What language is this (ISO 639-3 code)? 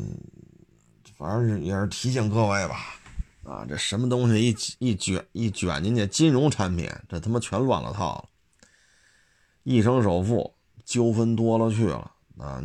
zho